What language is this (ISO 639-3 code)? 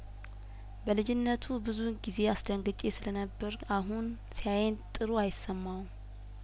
amh